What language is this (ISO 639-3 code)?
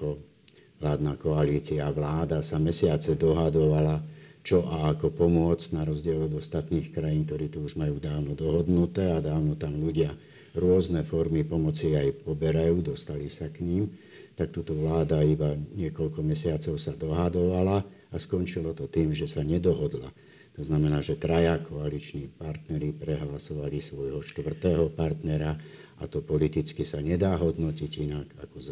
slk